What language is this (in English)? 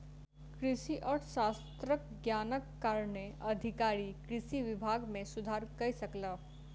Maithili